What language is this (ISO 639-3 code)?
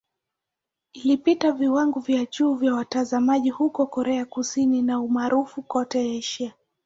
swa